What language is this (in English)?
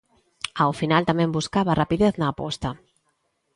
Galician